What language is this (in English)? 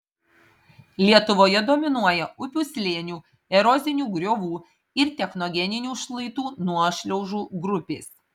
Lithuanian